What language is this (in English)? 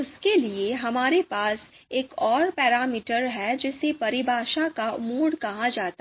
Hindi